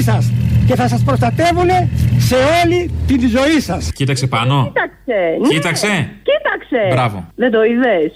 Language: Greek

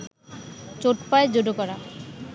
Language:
Bangla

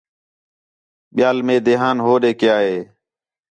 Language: Khetrani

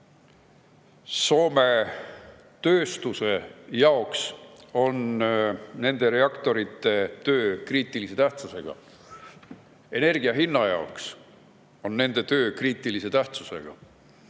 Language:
Estonian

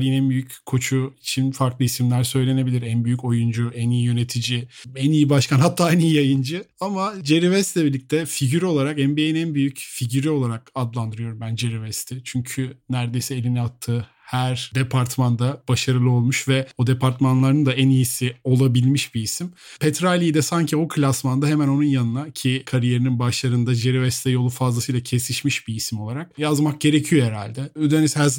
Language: Turkish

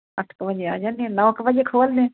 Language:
Punjabi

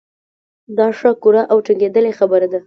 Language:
Pashto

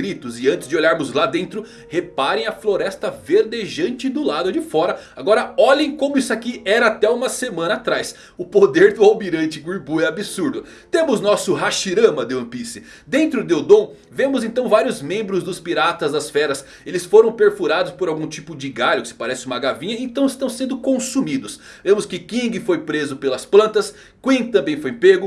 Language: Portuguese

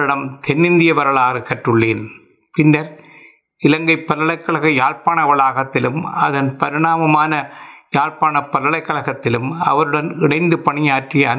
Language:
Tamil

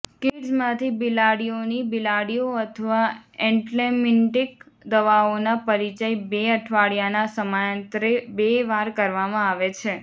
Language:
Gujarati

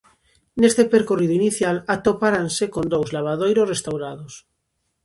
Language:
Galician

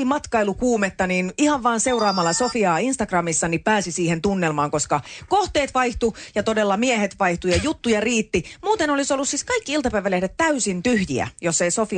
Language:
Finnish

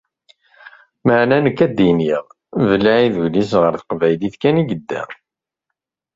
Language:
Kabyle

